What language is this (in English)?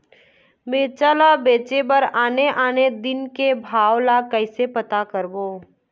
Chhattisgarhi